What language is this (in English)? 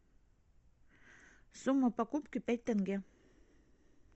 Russian